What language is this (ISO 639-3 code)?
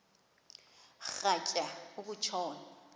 xho